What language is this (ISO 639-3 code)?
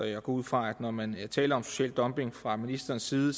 dan